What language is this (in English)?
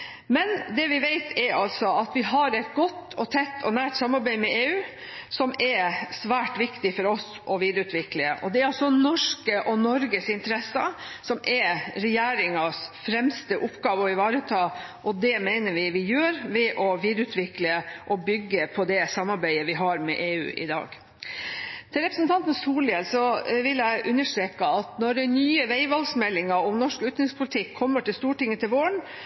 Norwegian Bokmål